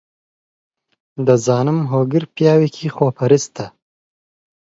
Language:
Central Kurdish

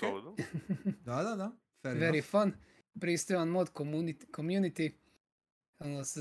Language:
Croatian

